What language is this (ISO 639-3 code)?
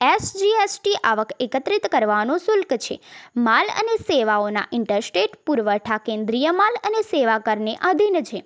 guj